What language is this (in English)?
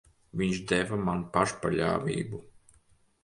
Latvian